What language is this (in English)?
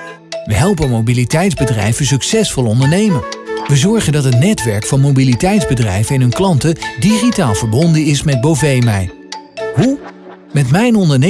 Dutch